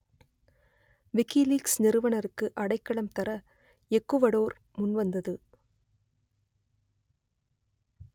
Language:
Tamil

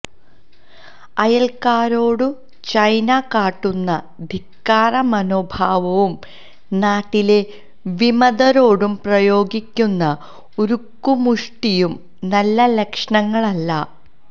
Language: Malayalam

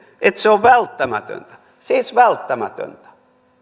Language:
Finnish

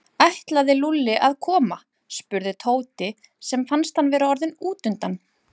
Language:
Icelandic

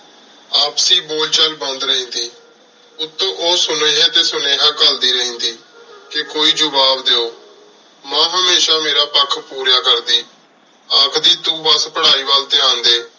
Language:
Punjabi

